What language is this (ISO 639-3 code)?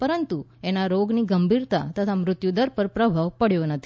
guj